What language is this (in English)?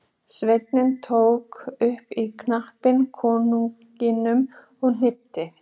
Icelandic